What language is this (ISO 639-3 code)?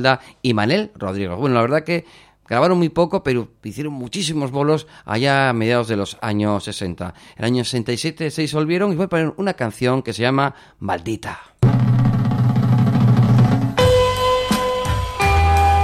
spa